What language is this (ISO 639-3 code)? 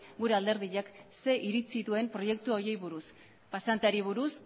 eus